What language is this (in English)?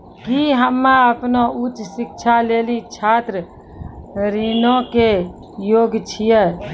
Maithili